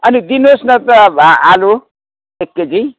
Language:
Nepali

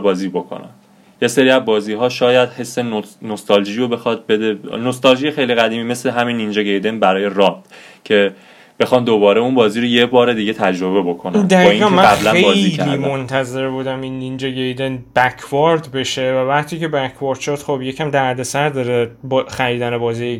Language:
Persian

